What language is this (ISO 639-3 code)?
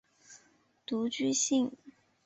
zho